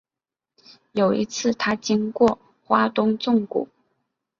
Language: Chinese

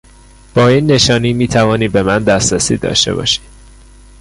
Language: Persian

